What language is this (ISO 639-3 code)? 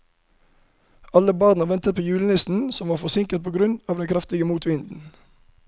nor